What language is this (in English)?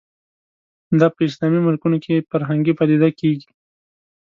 Pashto